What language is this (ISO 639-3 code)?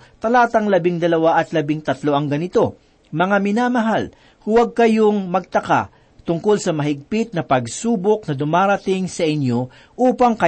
fil